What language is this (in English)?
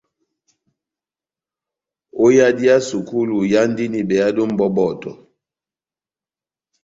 Batanga